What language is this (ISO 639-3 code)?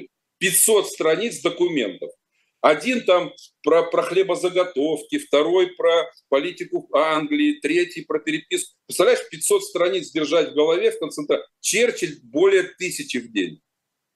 rus